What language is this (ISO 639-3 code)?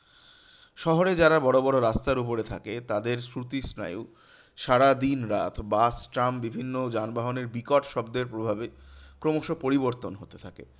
ben